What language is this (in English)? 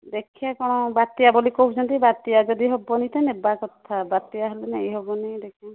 Odia